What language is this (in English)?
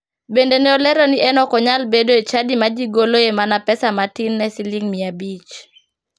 Luo (Kenya and Tanzania)